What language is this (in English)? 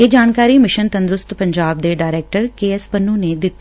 Punjabi